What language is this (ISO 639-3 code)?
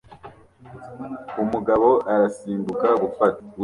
kin